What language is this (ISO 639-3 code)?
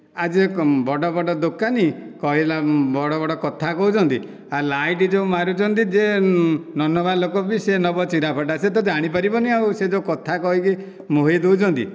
ori